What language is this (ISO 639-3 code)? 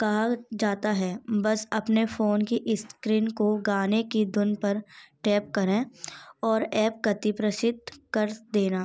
hin